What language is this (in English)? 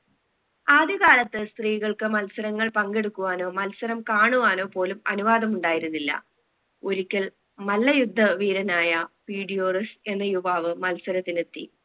Malayalam